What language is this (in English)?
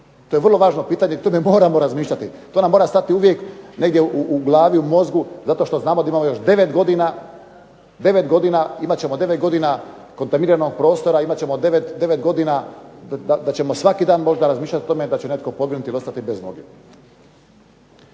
Croatian